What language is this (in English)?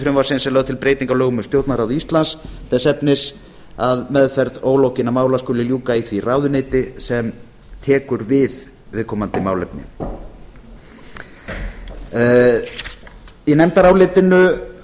Icelandic